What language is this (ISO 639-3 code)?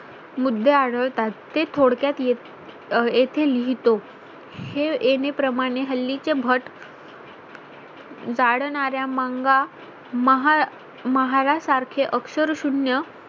mar